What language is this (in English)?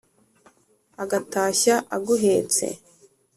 Kinyarwanda